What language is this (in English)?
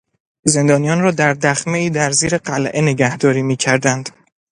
Persian